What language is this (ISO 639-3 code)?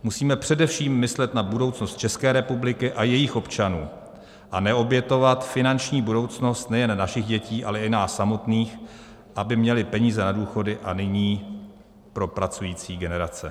ces